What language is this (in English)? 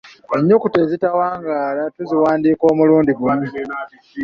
Ganda